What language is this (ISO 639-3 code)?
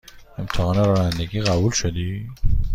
fas